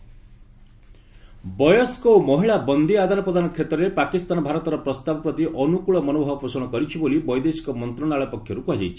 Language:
Odia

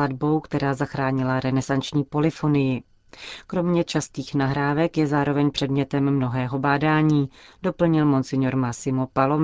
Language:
Czech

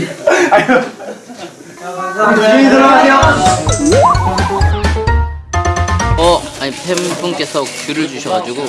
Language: Korean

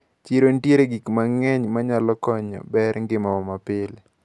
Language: Luo (Kenya and Tanzania)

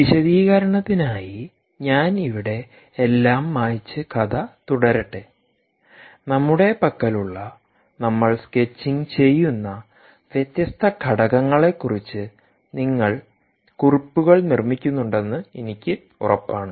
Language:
Malayalam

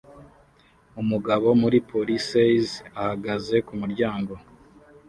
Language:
Kinyarwanda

